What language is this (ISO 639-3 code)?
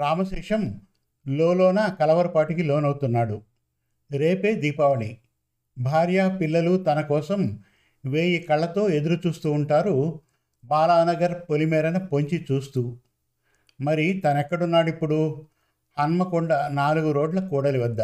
tel